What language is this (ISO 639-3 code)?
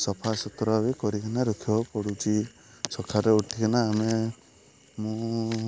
ori